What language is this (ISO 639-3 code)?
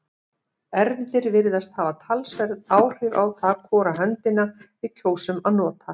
isl